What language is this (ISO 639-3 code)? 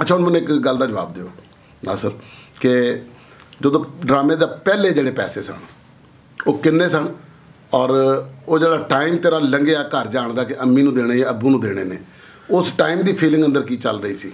pan